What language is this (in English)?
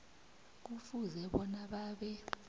South Ndebele